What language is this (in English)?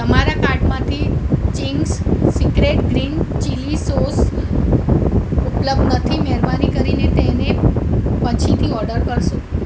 Gujarati